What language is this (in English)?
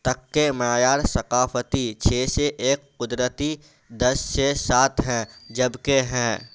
Urdu